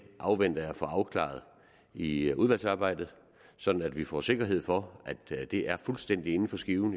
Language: Danish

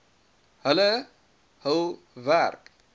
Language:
Afrikaans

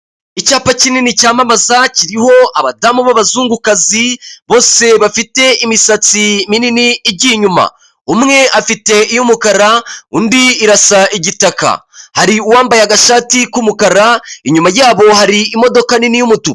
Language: Kinyarwanda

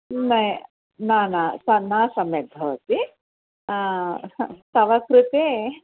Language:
Sanskrit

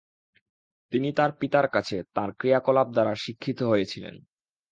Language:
Bangla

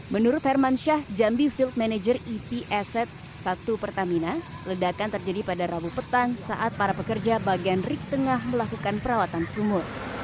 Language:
Indonesian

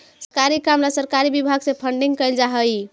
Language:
Magahi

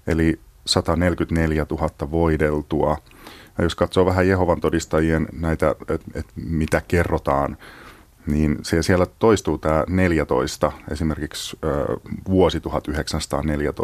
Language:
Finnish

